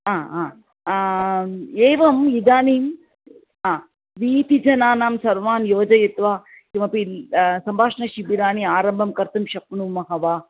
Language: Sanskrit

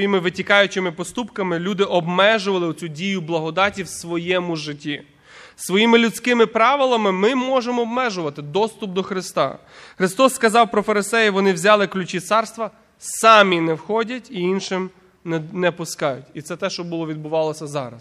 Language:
Ukrainian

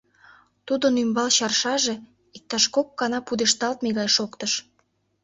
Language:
Mari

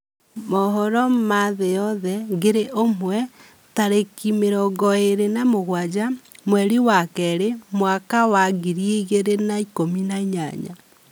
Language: Kikuyu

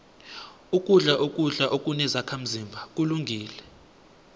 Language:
South Ndebele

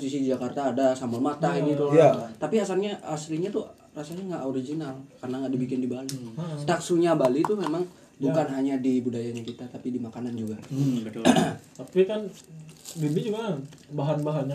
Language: Indonesian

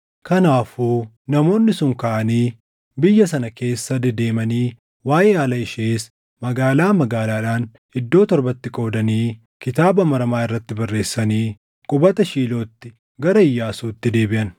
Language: Oromo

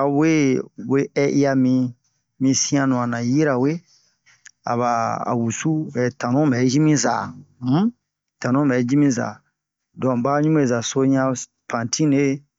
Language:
Bomu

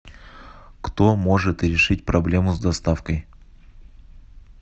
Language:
Russian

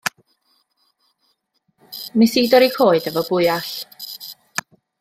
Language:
Welsh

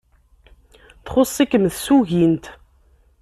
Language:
Kabyle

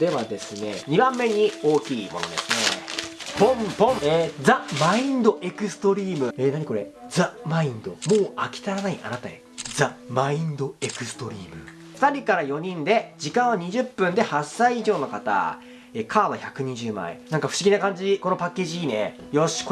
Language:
Japanese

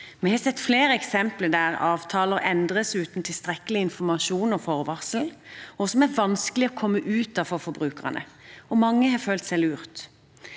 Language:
Norwegian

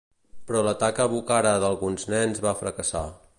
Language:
Catalan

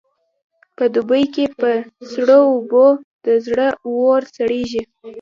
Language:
Pashto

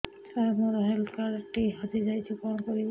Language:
Odia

